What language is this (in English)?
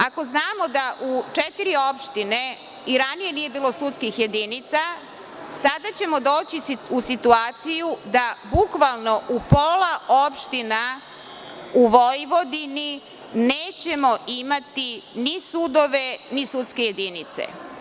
Serbian